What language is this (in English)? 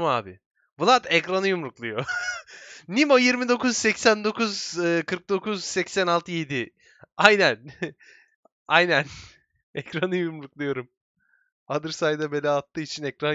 Turkish